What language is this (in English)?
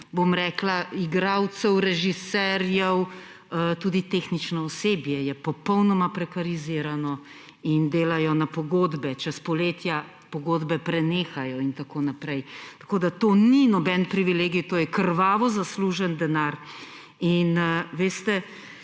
Slovenian